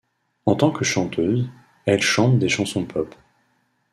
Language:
French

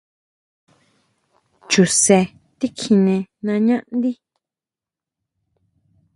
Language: Huautla Mazatec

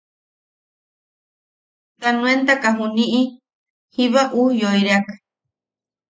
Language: Yaqui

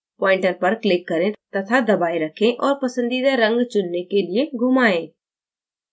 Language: Hindi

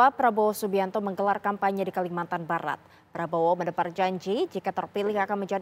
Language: Indonesian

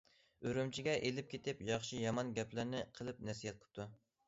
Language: Uyghur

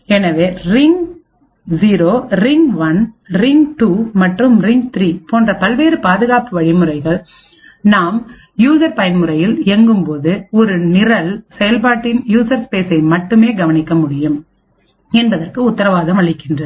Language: Tamil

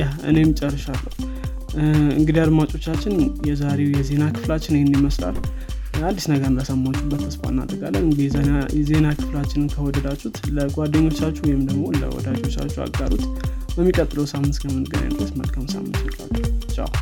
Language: Amharic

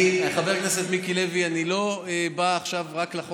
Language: Hebrew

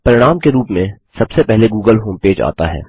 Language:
Hindi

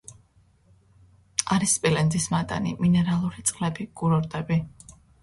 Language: Georgian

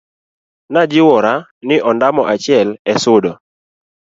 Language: Luo (Kenya and Tanzania)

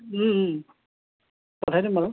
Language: Assamese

